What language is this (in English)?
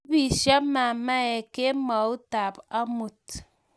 Kalenjin